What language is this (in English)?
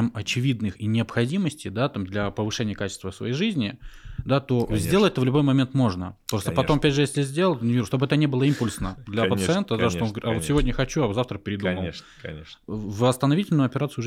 Russian